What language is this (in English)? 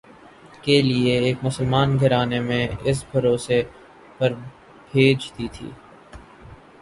Urdu